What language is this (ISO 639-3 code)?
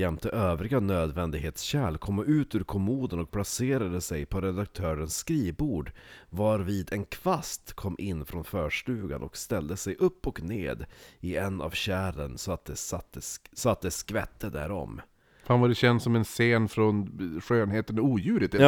swe